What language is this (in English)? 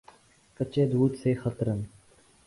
Urdu